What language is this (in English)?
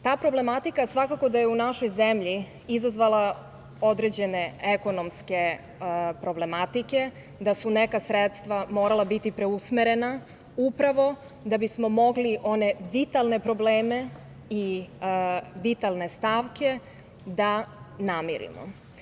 Serbian